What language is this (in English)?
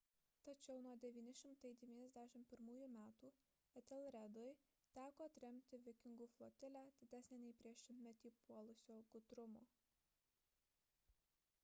Lithuanian